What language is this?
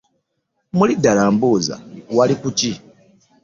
Ganda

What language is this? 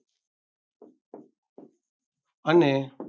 Gujarati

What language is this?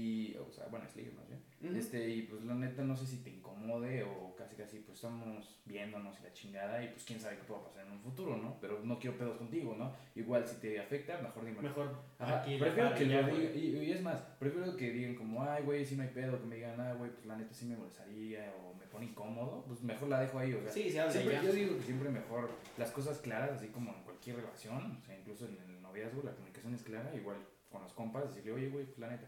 Spanish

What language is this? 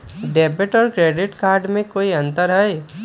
Magahi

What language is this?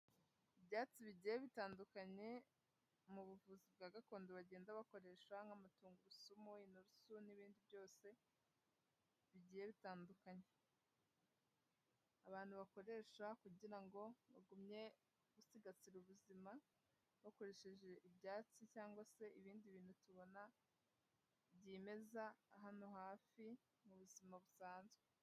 Kinyarwanda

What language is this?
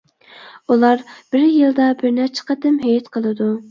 Uyghur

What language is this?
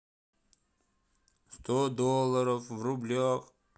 Russian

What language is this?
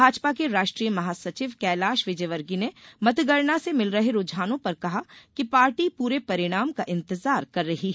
Hindi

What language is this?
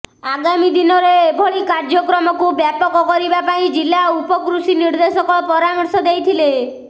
Odia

